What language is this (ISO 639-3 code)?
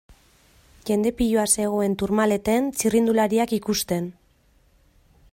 eus